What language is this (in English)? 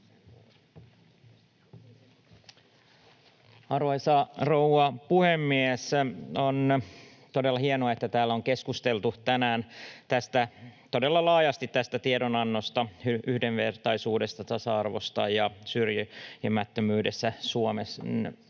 Finnish